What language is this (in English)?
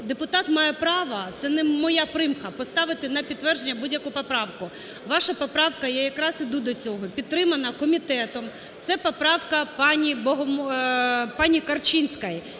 Ukrainian